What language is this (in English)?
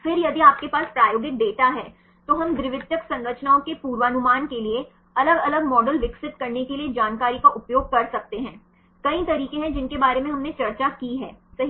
Hindi